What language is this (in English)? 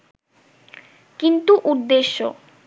Bangla